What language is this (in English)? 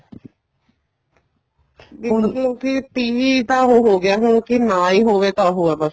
Punjabi